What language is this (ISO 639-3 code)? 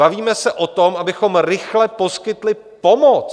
ces